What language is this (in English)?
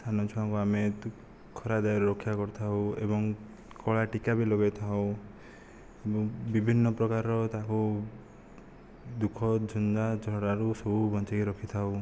Odia